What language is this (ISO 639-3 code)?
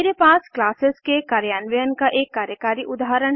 hin